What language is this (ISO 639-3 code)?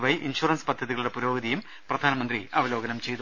mal